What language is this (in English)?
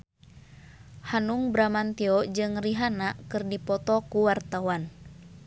Sundanese